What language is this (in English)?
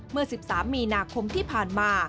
Thai